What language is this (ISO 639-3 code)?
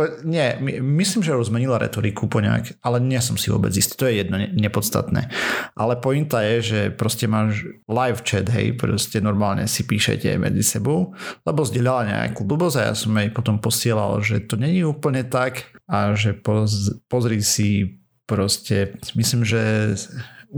slk